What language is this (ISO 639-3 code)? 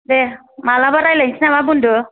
brx